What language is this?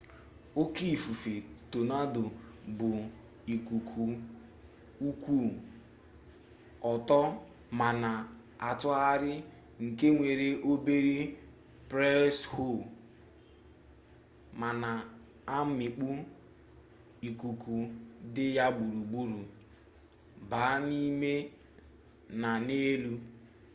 Igbo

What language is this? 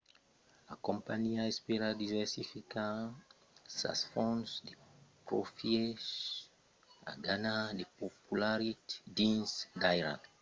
Occitan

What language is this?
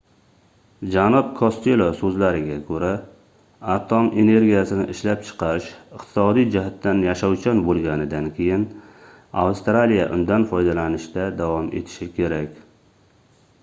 Uzbek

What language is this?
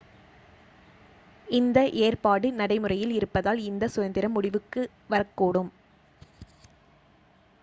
Tamil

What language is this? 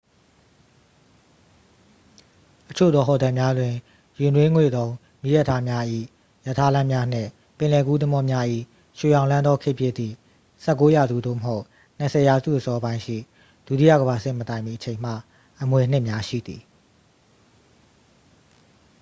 Burmese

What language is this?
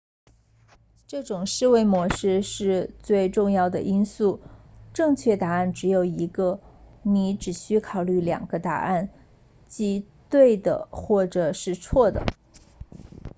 Chinese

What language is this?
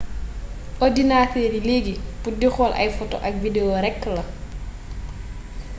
Wolof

